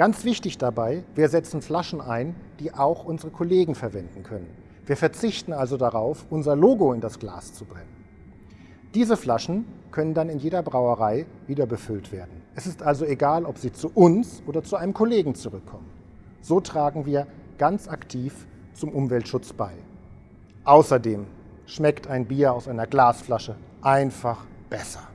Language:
German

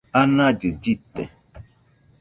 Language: Nüpode Huitoto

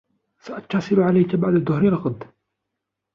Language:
Arabic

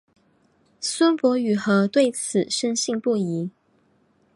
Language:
Chinese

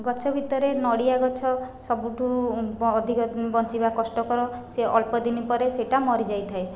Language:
Odia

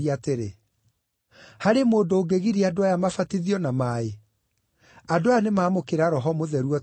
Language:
Kikuyu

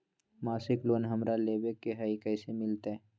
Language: Magahi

